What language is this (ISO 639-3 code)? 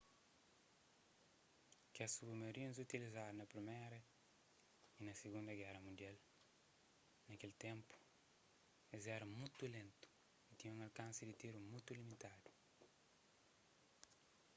kea